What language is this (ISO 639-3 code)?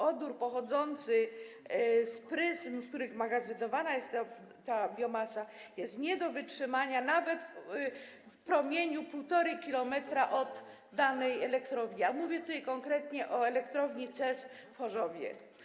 pol